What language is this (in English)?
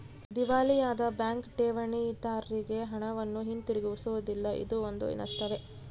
Kannada